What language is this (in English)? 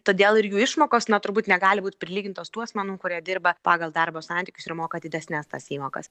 Lithuanian